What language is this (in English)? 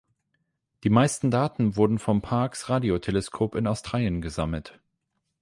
German